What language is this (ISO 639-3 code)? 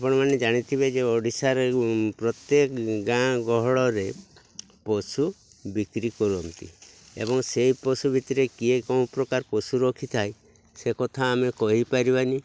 ori